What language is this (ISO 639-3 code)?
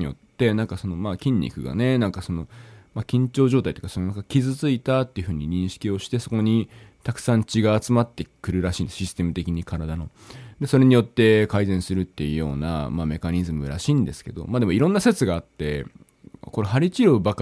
jpn